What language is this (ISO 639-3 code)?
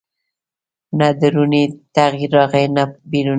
pus